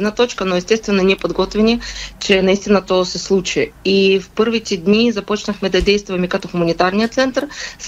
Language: Bulgarian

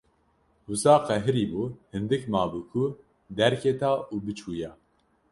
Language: Kurdish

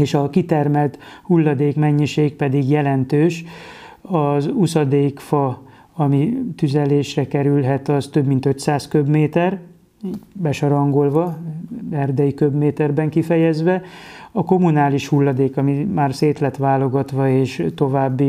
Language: Hungarian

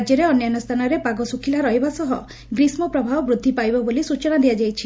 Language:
Odia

